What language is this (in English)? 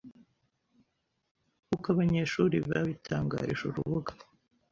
Kinyarwanda